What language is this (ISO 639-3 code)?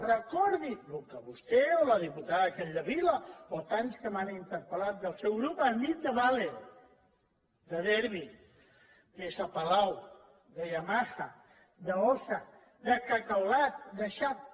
cat